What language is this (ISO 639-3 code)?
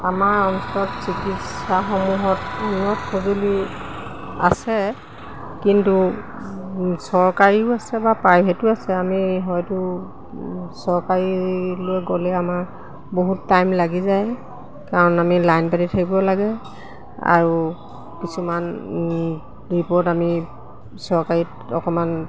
asm